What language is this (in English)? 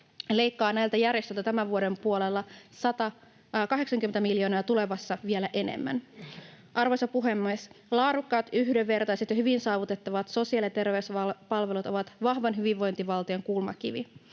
Finnish